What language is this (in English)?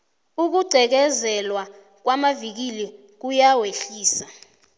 South Ndebele